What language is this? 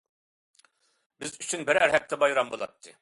Uyghur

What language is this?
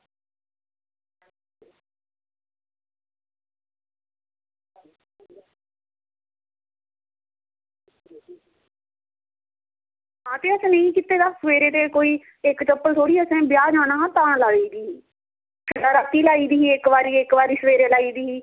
Dogri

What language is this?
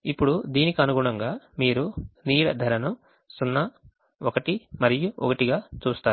Telugu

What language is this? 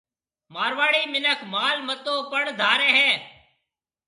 Marwari (Pakistan)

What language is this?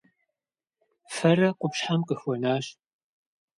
Kabardian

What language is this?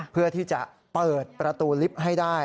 Thai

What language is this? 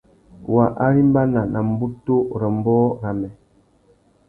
Tuki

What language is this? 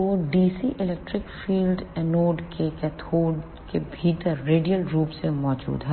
Hindi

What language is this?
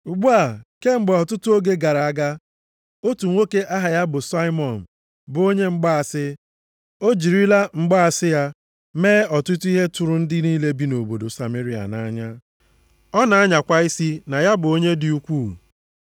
Igbo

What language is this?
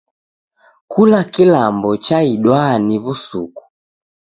Taita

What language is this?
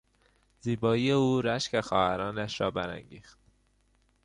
Persian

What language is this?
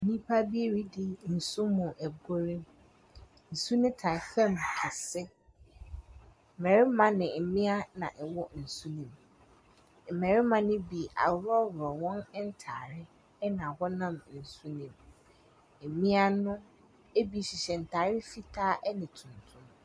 Akan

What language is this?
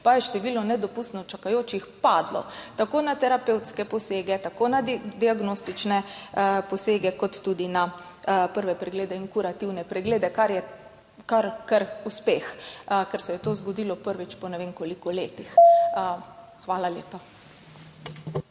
Slovenian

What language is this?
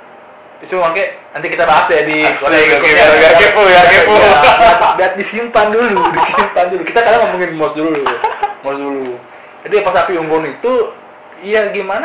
Indonesian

